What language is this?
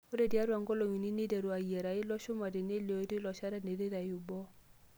Masai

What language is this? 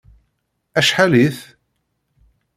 Kabyle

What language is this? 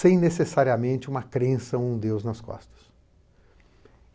Portuguese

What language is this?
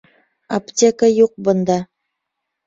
Bashkir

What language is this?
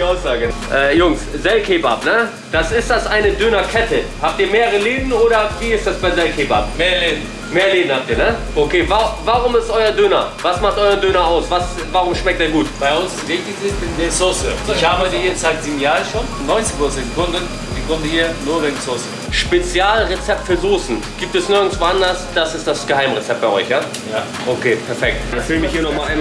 German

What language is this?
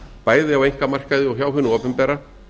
Icelandic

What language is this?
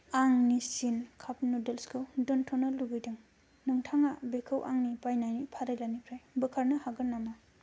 Bodo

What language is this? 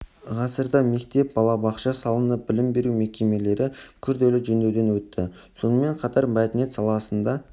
Kazakh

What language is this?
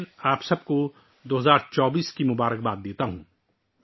Urdu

